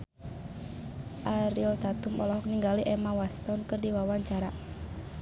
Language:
Sundanese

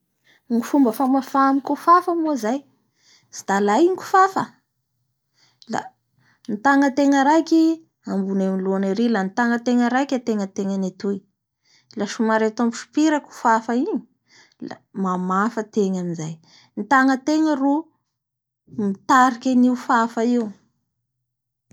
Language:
Bara Malagasy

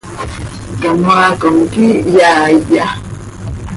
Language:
Seri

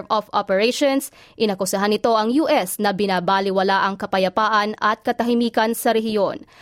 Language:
Filipino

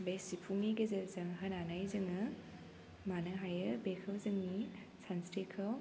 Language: Bodo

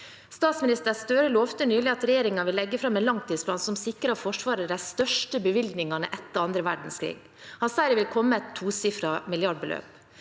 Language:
Norwegian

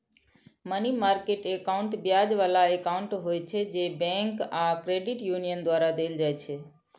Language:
Maithili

